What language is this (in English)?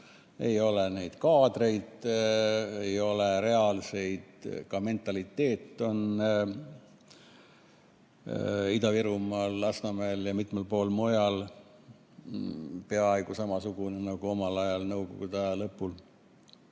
Estonian